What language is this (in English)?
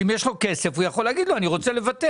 Hebrew